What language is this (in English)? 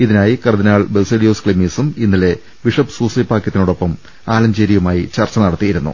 Malayalam